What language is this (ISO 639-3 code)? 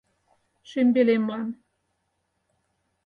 chm